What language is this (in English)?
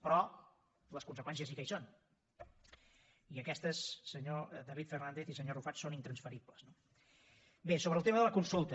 Catalan